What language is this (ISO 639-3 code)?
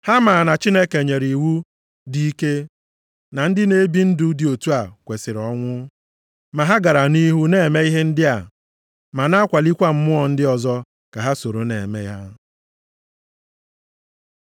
ibo